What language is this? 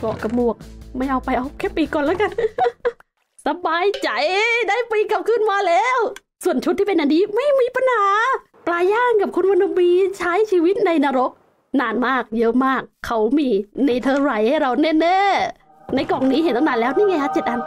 Thai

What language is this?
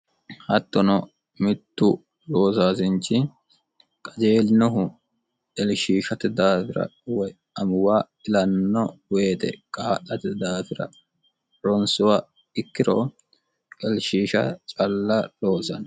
Sidamo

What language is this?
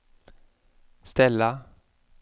Swedish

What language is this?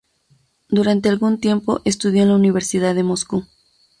Spanish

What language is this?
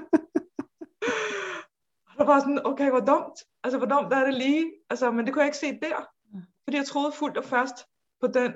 Danish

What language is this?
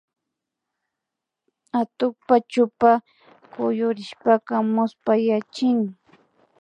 Imbabura Highland Quichua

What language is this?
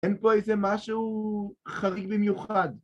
Hebrew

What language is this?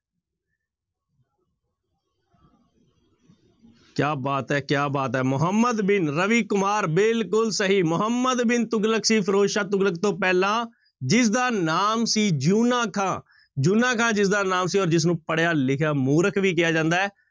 Punjabi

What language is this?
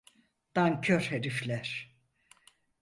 Turkish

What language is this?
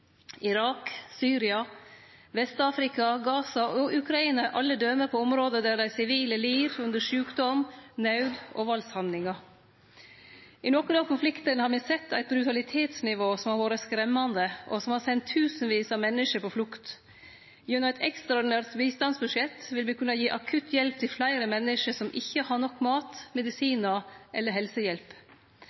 Norwegian Nynorsk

